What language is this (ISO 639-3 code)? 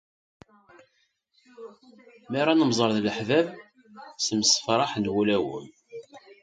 kab